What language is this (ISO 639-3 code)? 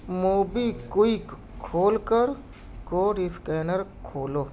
urd